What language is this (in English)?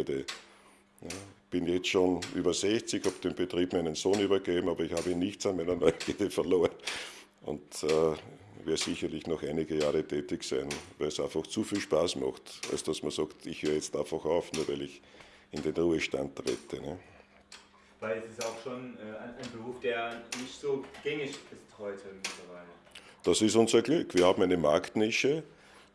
German